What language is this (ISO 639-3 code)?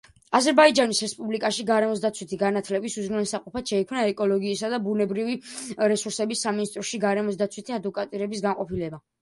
kat